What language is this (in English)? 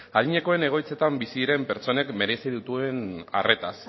Basque